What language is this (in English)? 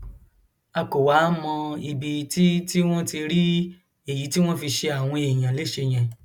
Yoruba